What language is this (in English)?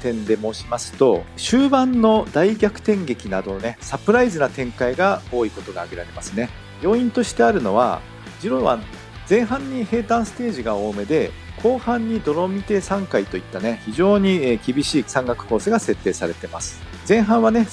Japanese